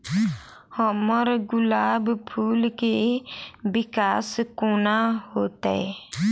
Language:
Maithili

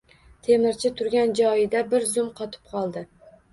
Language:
Uzbek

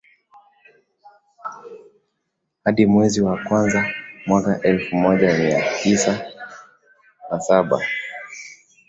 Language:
Swahili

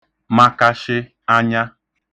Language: Igbo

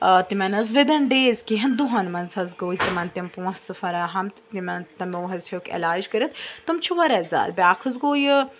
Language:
Kashmiri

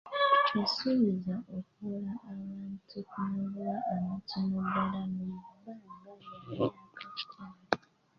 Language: Ganda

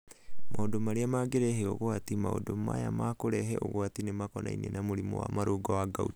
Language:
Kikuyu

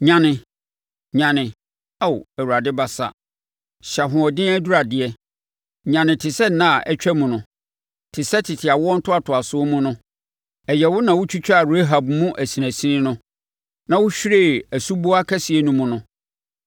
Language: Akan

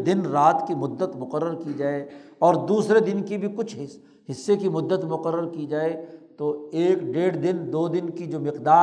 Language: Urdu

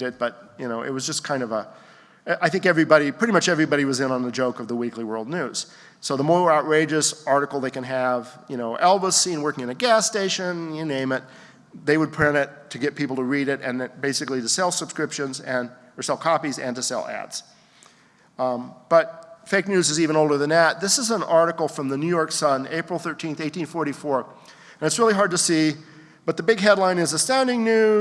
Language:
English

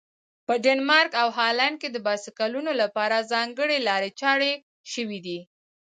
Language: Pashto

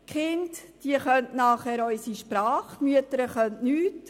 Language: Swiss German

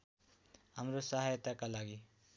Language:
Nepali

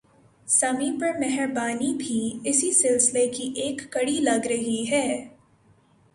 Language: Urdu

